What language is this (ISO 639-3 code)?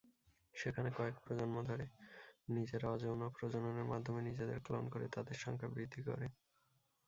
ben